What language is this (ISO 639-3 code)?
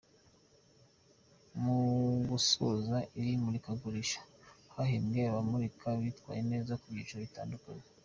kin